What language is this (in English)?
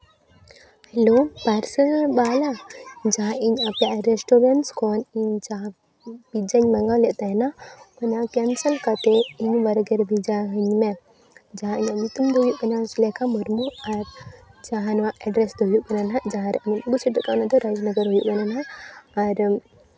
Santali